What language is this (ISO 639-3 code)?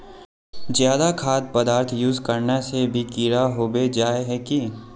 mag